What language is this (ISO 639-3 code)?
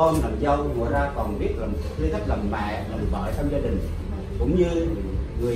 vie